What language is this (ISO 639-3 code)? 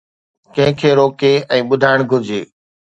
snd